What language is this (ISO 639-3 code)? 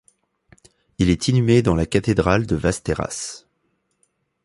fra